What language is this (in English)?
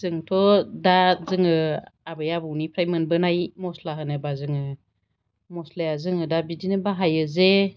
Bodo